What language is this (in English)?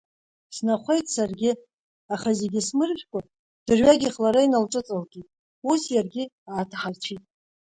Abkhazian